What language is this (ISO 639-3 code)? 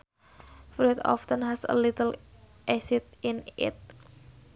sun